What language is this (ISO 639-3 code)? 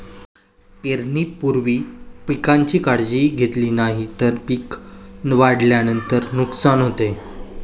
mar